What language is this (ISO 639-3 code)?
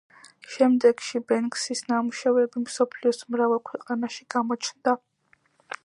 kat